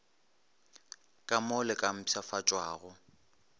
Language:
Northern Sotho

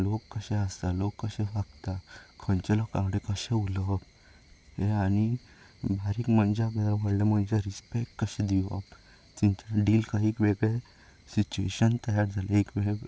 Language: Konkani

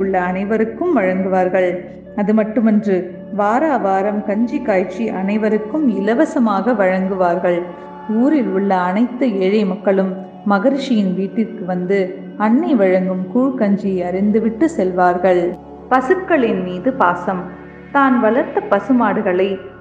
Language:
Tamil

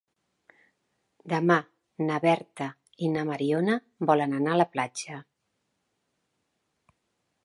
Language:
Catalan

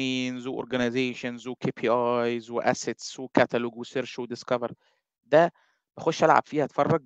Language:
Arabic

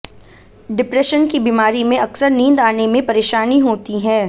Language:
Hindi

